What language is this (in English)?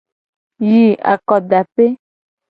Gen